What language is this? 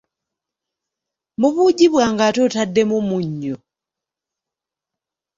Ganda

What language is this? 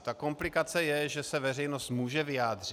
Czech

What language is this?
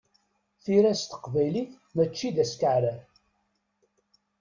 Kabyle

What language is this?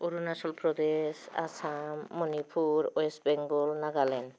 Bodo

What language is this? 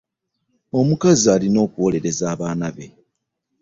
Ganda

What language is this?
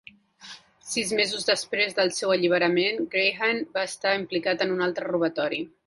Catalan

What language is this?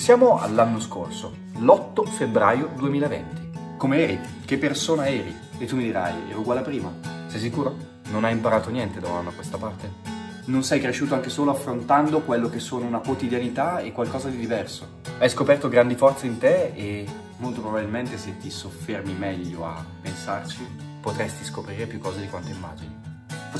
Italian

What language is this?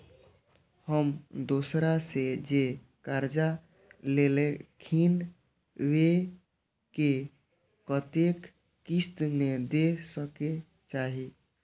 Maithili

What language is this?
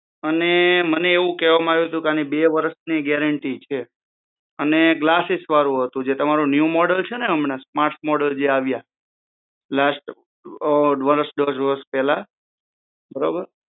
Gujarati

